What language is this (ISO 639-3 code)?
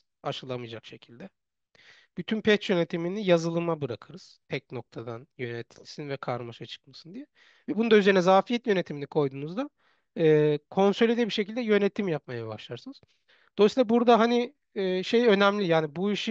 tur